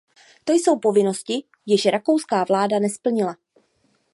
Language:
Czech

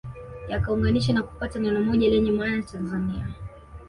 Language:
Swahili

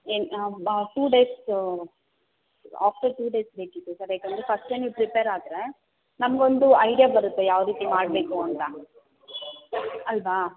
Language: Kannada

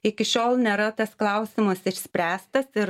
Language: Lithuanian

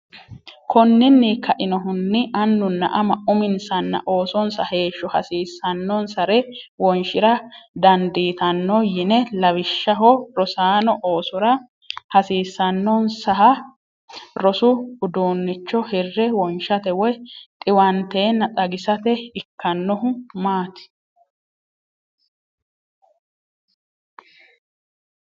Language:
Sidamo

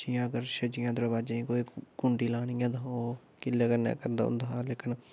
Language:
Dogri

